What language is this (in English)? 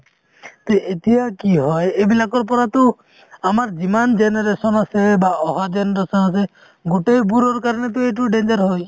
Assamese